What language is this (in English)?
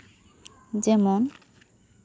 Santali